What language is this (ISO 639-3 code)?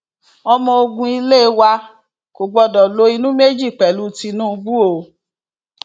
yor